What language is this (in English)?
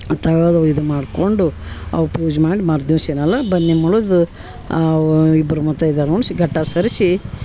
Kannada